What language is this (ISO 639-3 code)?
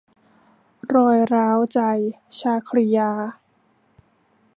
tha